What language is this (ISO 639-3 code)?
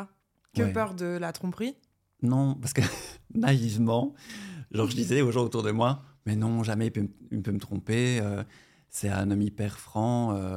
fra